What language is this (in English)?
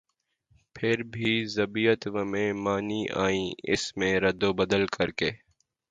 Urdu